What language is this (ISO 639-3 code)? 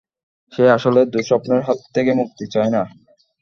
ben